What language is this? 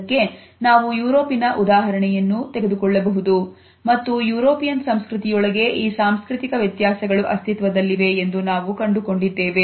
Kannada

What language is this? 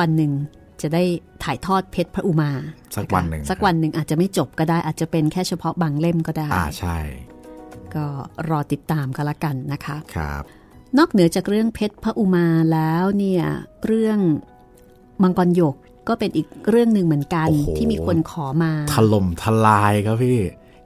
Thai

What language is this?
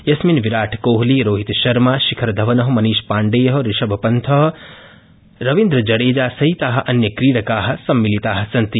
Sanskrit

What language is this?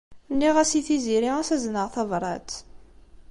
Kabyle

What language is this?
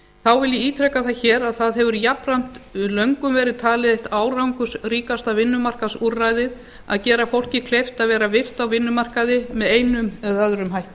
Icelandic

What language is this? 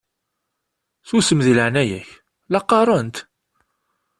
Kabyle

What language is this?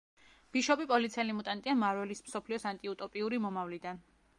Georgian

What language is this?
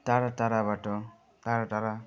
Nepali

